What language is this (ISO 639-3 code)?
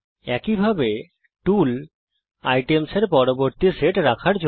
ben